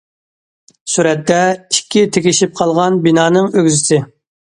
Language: Uyghur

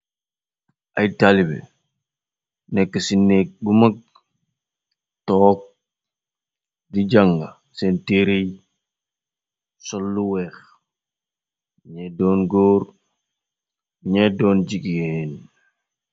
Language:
Wolof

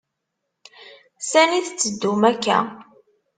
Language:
Kabyle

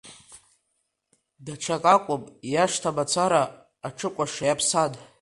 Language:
Abkhazian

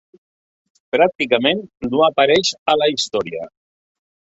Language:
Catalan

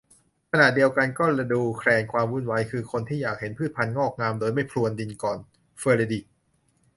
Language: Thai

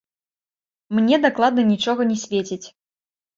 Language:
Belarusian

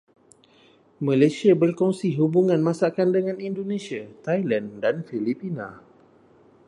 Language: Malay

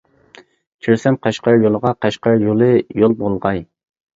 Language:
Uyghur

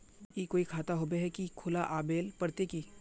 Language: Magahi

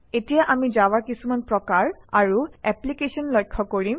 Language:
Assamese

